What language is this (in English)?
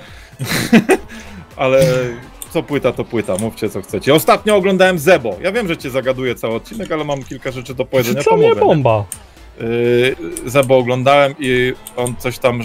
Polish